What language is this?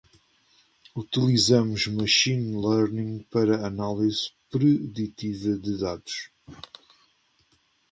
Portuguese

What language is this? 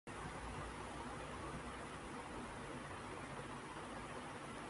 Urdu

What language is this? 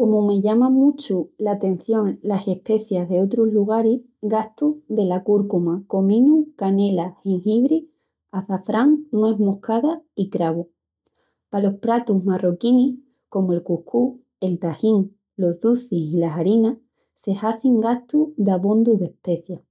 Extremaduran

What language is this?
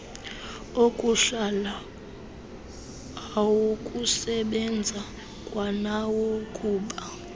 Xhosa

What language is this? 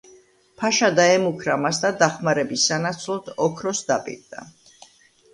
Georgian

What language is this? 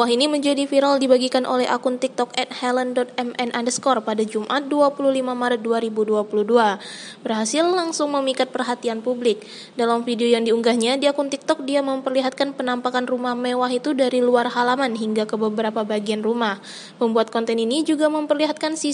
Indonesian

